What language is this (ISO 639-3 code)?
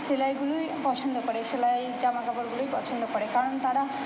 ben